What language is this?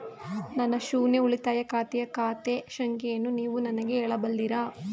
Kannada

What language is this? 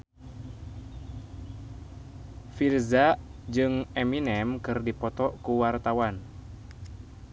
Sundanese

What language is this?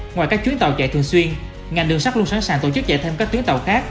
Vietnamese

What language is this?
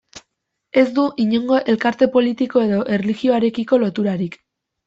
Basque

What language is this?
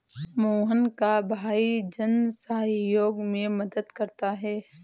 Hindi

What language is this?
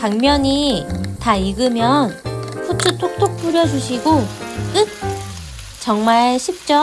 Korean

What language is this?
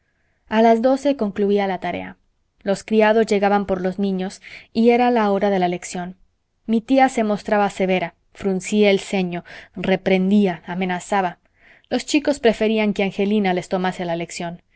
Spanish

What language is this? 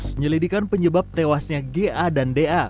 Indonesian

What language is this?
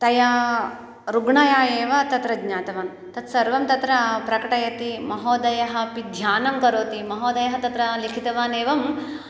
Sanskrit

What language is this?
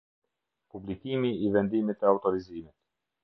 Albanian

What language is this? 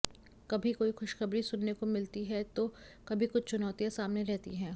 Hindi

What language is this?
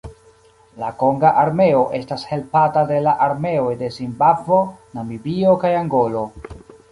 Esperanto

